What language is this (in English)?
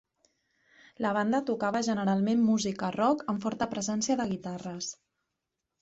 Catalan